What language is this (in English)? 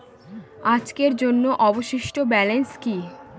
Bangla